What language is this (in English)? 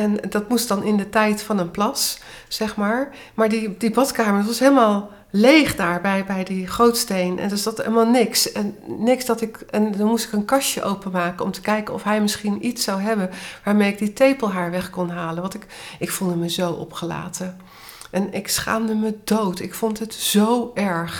Dutch